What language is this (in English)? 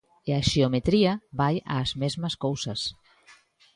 Galician